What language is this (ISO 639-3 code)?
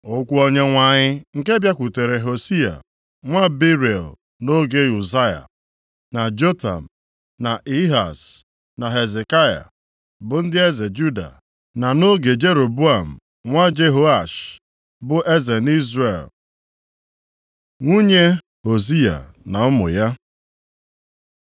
ibo